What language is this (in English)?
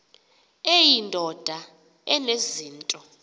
Xhosa